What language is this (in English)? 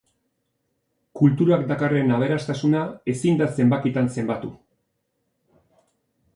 Basque